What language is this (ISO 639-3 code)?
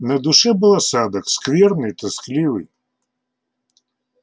rus